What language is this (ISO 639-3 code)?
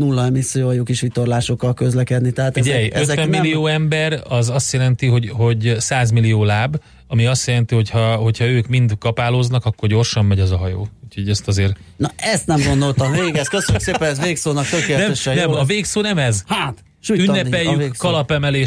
hun